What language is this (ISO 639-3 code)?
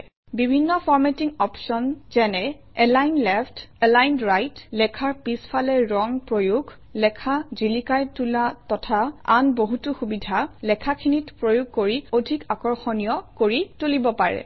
asm